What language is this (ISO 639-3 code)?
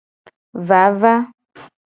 gej